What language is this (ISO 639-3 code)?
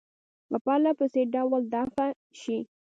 pus